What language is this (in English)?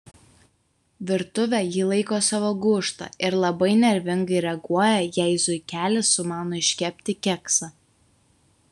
Lithuanian